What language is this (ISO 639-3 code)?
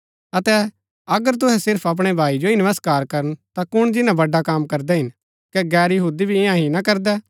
gbk